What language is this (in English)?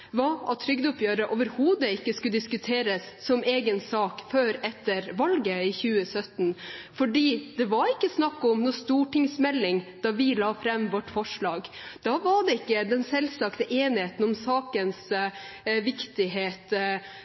Norwegian Bokmål